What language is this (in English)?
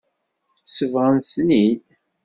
Kabyle